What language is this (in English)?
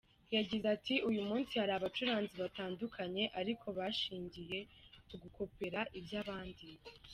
Kinyarwanda